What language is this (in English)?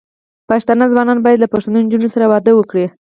Pashto